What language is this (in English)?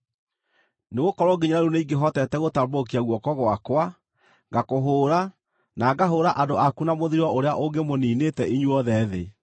Kikuyu